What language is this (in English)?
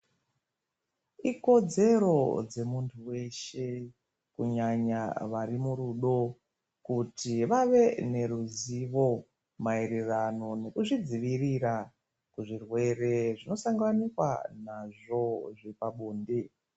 Ndau